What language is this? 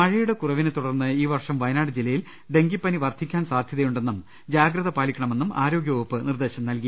Malayalam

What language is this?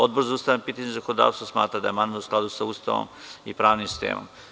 Serbian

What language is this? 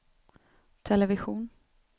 Swedish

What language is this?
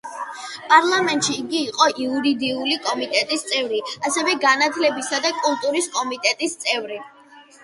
Georgian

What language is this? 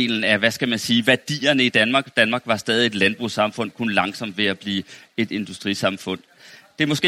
Danish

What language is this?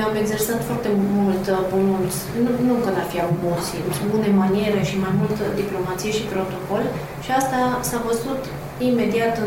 Romanian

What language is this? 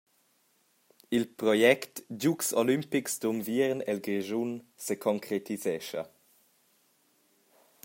Romansh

